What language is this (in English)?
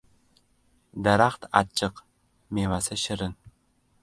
Uzbek